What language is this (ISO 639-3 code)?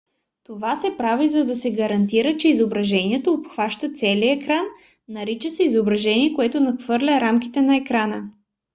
bul